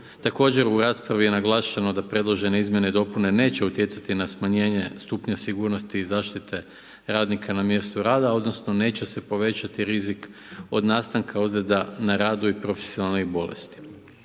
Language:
Croatian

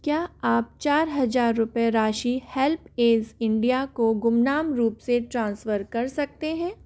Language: Hindi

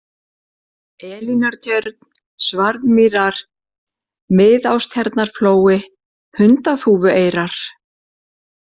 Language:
Icelandic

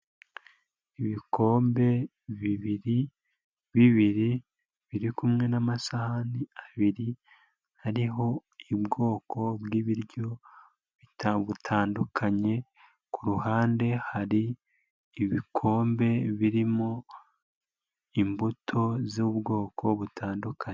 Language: Kinyarwanda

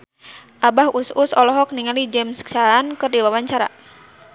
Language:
Sundanese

